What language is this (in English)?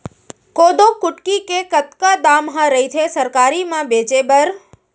Chhattisgarhi